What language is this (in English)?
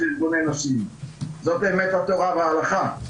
Hebrew